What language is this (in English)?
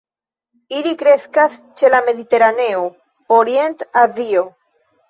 Esperanto